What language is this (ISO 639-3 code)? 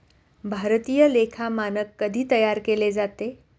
mar